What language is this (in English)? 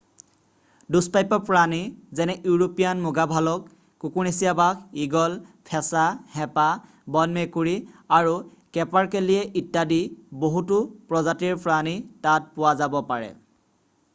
Assamese